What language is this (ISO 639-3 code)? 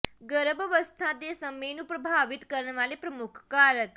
pan